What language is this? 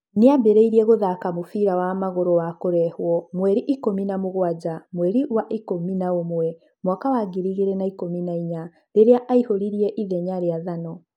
Kikuyu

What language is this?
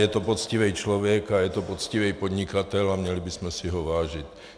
Czech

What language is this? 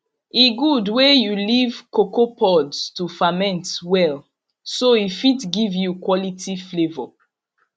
Nigerian Pidgin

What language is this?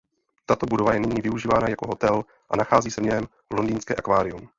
Czech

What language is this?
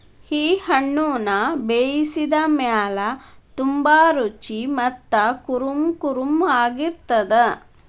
Kannada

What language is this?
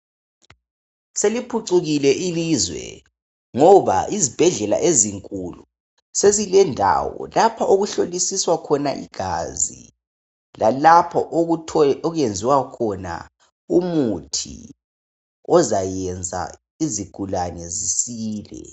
North Ndebele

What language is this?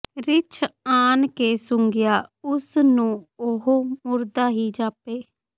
Punjabi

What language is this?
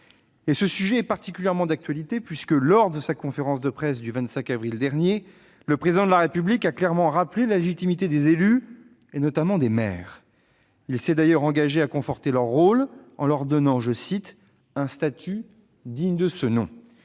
French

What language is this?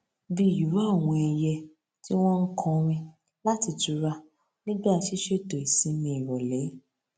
Yoruba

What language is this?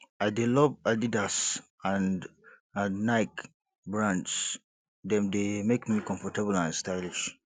Nigerian Pidgin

